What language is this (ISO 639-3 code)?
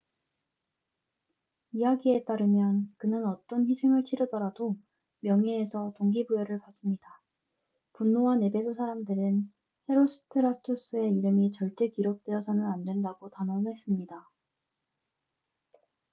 kor